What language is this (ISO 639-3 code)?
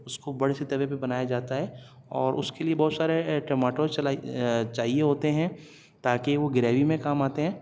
urd